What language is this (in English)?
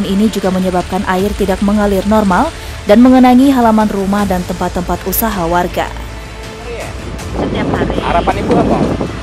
Indonesian